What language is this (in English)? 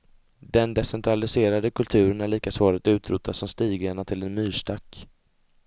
Swedish